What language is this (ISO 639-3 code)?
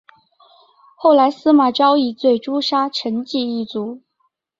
zho